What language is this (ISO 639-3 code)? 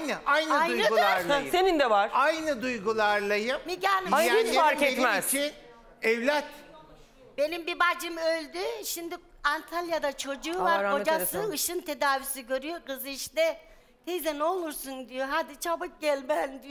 tur